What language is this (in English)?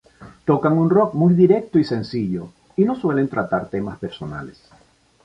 Spanish